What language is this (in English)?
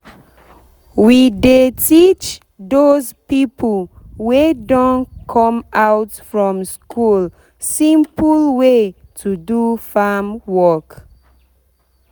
Nigerian Pidgin